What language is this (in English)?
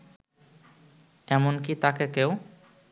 Bangla